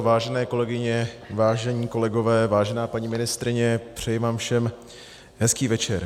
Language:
Czech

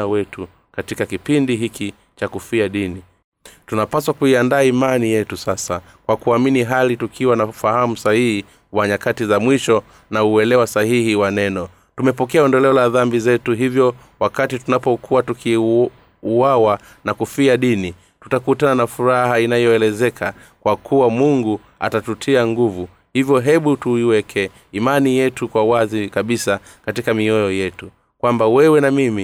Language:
Swahili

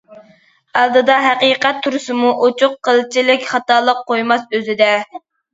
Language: Uyghur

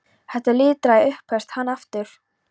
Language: Icelandic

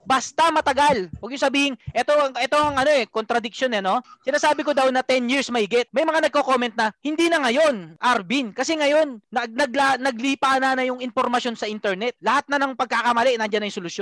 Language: Filipino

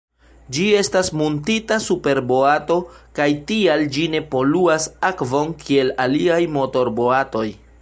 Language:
Esperanto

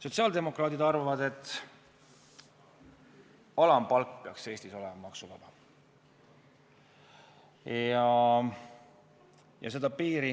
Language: Estonian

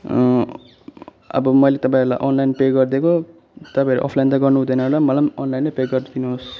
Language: Nepali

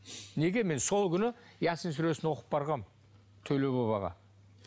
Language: Kazakh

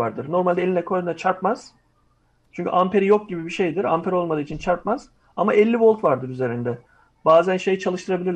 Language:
Turkish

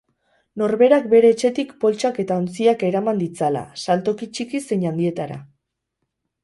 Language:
Basque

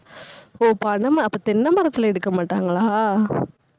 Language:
Tamil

